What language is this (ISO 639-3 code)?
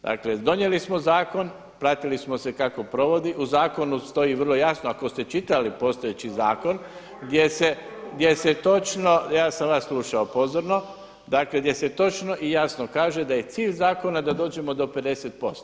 hrv